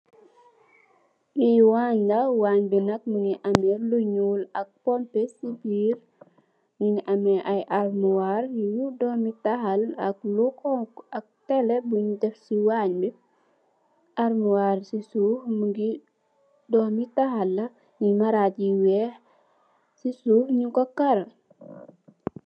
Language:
Wolof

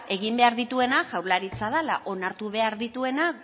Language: Basque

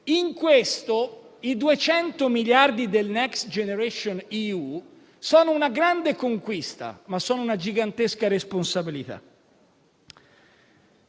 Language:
Italian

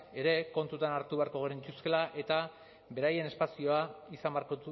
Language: Basque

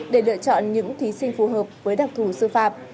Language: Vietnamese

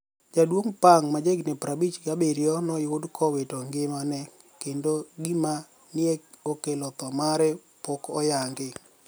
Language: Luo (Kenya and Tanzania)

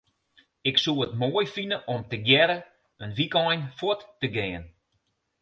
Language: Western Frisian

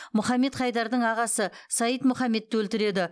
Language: Kazakh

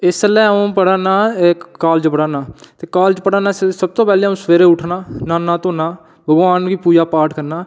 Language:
Dogri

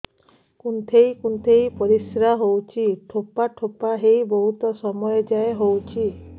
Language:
Odia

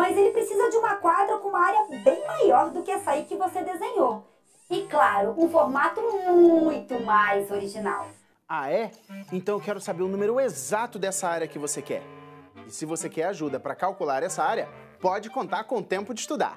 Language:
Portuguese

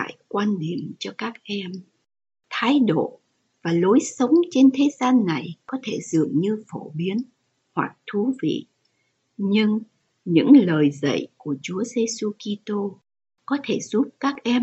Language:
Vietnamese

